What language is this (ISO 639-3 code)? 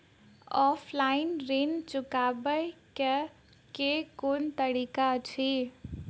mai